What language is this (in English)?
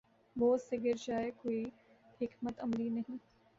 Urdu